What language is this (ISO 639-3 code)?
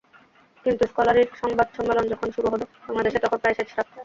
ben